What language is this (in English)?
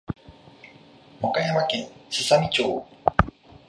Japanese